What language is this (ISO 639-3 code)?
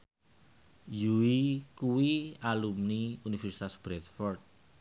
jav